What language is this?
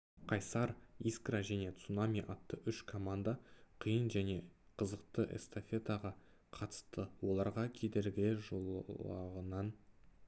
Kazakh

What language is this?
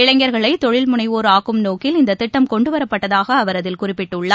Tamil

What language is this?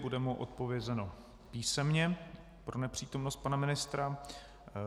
Czech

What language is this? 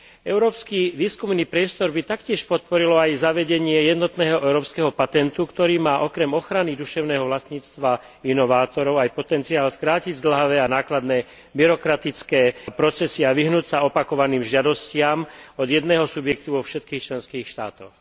Slovak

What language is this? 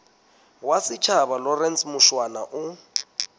Southern Sotho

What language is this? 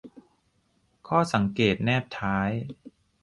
Thai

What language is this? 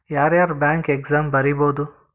Kannada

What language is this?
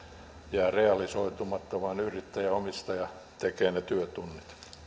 Finnish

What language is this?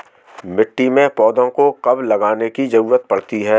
Hindi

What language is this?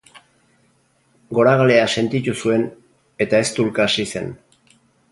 Basque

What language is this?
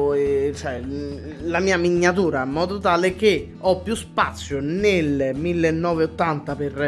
Italian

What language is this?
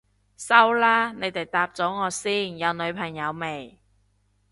Cantonese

